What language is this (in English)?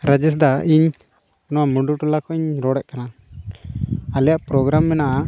Santali